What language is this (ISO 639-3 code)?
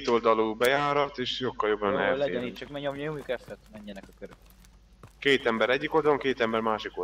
hun